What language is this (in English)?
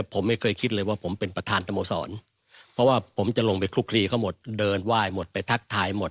Thai